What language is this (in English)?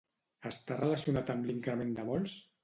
Catalan